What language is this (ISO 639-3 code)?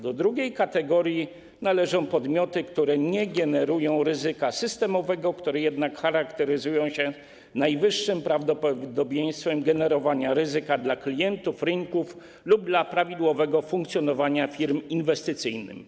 pol